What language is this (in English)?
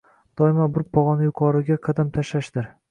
Uzbek